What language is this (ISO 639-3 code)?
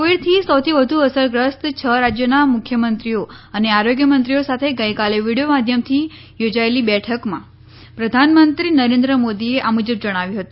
guj